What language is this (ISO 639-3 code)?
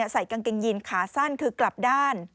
tha